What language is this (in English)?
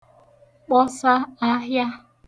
Igbo